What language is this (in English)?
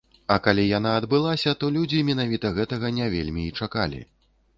Belarusian